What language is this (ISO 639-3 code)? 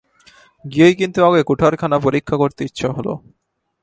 ben